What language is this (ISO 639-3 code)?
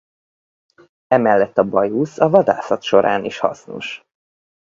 hun